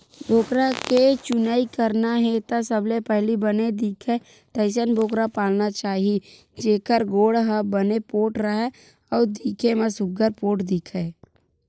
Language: Chhattisgarhi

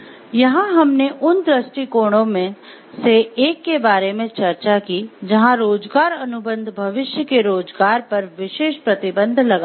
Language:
Hindi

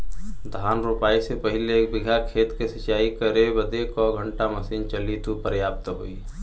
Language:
Bhojpuri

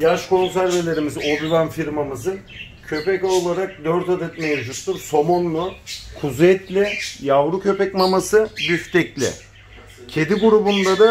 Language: Turkish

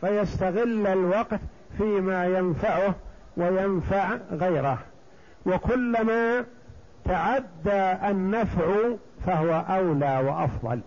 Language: Arabic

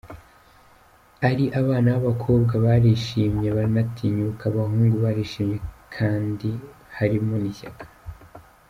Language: Kinyarwanda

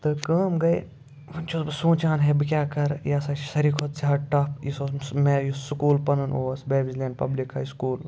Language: Kashmiri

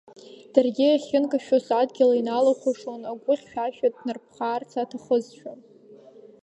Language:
Abkhazian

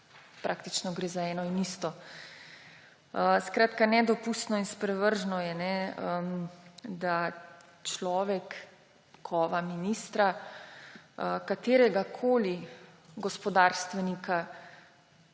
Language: Slovenian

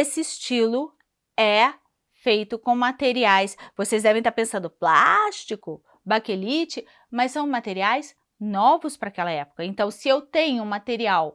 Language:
Portuguese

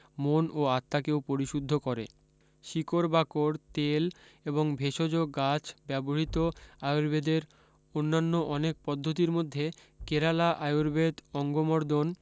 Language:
Bangla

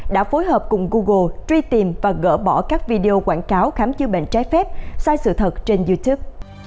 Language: Vietnamese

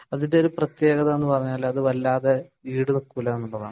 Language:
Malayalam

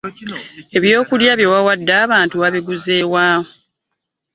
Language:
Ganda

